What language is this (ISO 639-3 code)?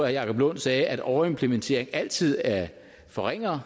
dan